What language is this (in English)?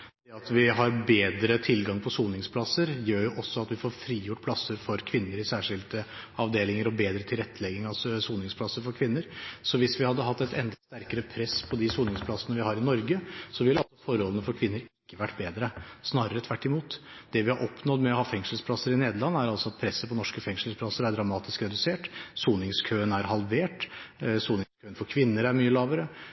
Norwegian Bokmål